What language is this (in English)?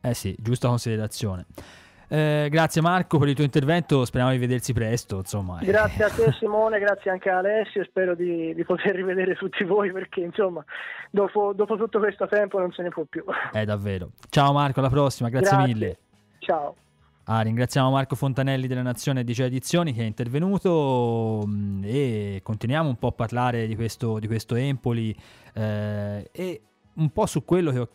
Italian